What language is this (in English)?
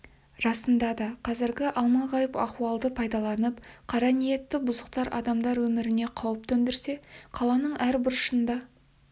Kazakh